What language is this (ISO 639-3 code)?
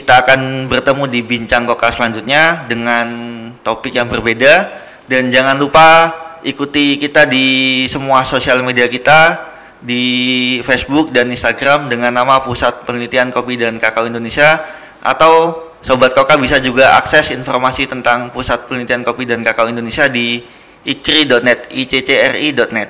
ind